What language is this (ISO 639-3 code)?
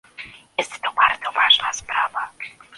pol